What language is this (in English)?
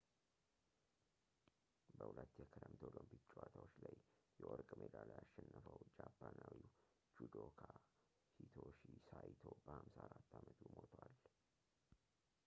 Amharic